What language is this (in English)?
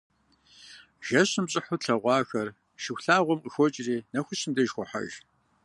Kabardian